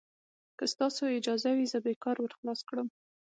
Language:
Pashto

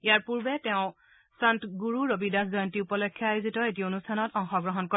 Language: Assamese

